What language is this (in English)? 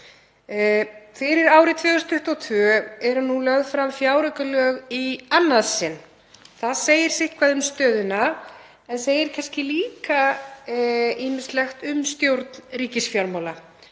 Icelandic